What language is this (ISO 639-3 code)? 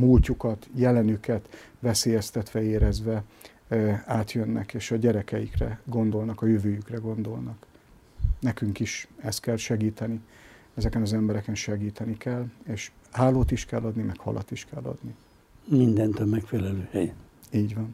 hun